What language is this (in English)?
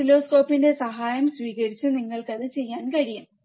Malayalam